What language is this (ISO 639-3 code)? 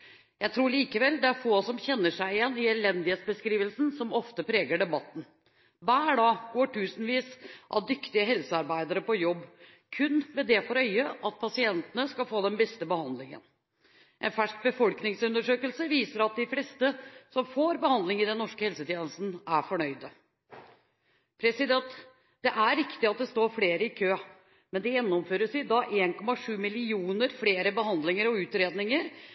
nob